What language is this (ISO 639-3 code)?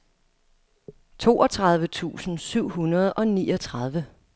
dan